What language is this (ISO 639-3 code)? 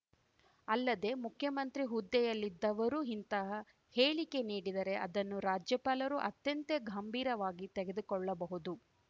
kan